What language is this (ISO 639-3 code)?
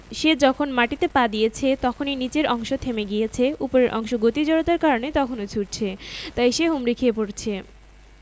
ben